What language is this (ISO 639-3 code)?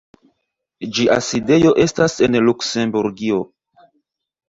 epo